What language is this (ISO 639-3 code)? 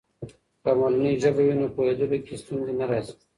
pus